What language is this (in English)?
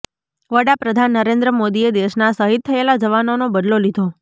Gujarati